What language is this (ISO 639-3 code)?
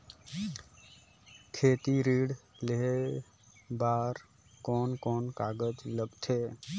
hne